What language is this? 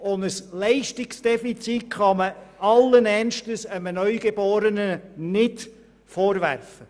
Swiss German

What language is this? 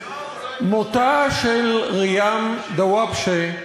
Hebrew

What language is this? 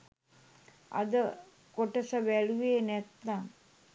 Sinhala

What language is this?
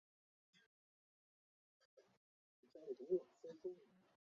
Chinese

